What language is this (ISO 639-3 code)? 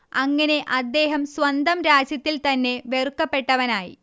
mal